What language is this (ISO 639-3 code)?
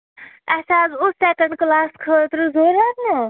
kas